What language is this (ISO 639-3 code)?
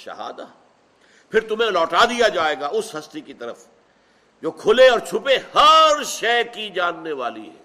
urd